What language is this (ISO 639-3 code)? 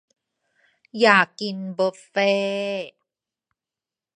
tha